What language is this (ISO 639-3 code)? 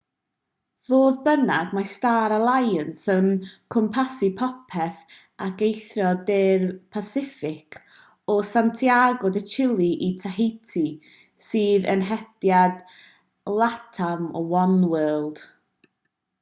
cym